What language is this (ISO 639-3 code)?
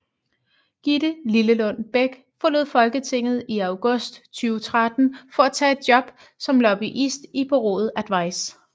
dan